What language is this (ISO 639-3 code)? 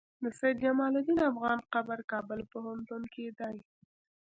pus